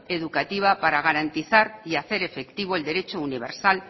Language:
Spanish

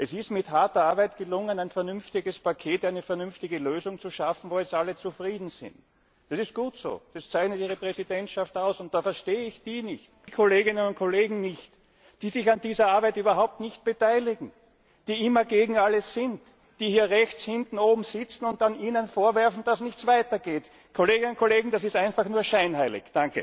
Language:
German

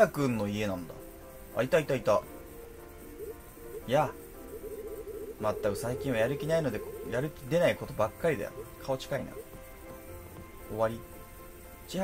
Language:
Japanese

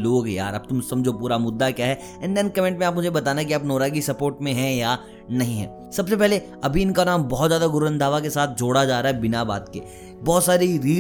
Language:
Hindi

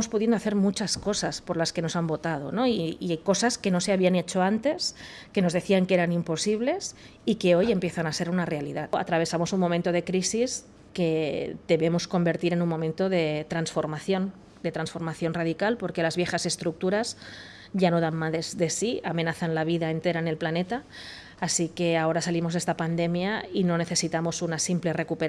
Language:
Spanish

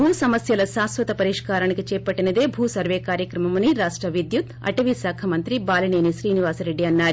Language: Telugu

